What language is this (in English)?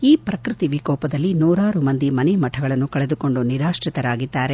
Kannada